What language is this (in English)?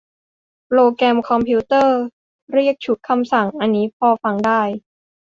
Thai